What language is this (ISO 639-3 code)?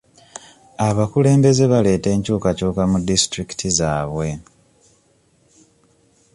lug